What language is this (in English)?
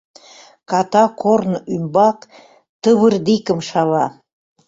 Mari